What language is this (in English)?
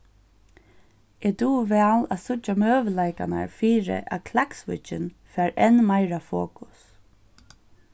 Faroese